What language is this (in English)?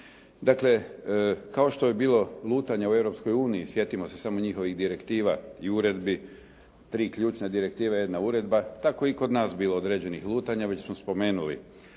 Croatian